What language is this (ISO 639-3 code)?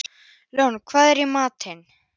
isl